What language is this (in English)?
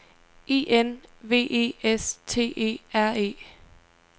Danish